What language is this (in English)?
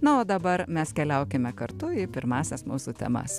Lithuanian